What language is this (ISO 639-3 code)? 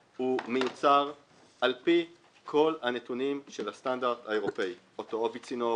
heb